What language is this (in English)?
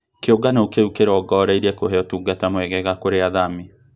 Kikuyu